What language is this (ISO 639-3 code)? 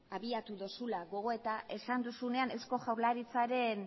eus